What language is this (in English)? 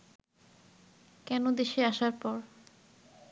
Bangla